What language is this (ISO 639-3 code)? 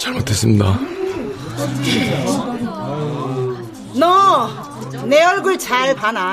kor